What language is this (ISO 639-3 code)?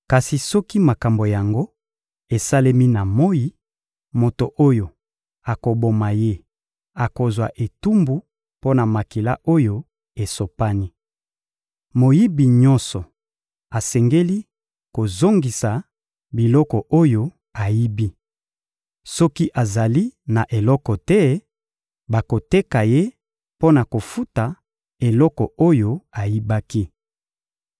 lin